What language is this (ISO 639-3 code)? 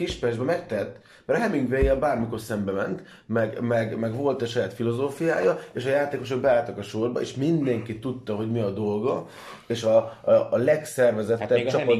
hun